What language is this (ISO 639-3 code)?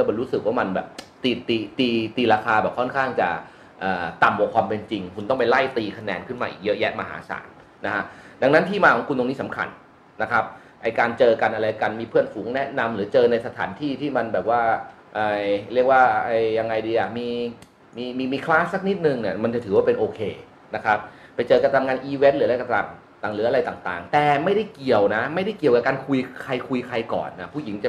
tha